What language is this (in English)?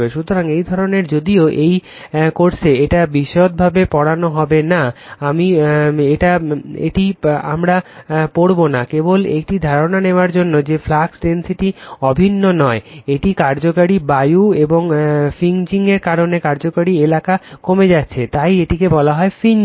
Bangla